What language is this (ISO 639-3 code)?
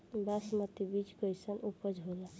bho